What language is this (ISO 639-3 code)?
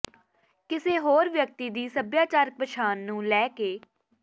pan